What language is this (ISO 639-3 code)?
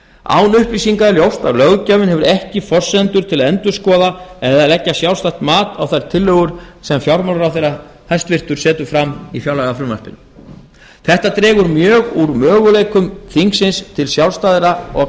isl